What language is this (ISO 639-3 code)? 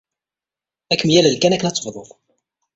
kab